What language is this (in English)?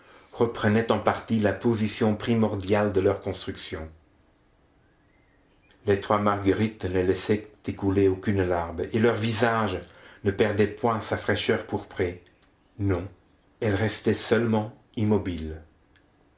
French